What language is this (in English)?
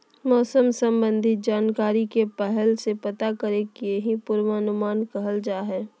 Magahi